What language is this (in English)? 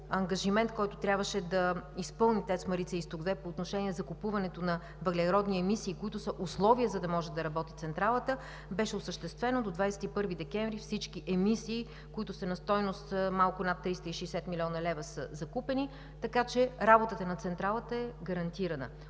Bulgarian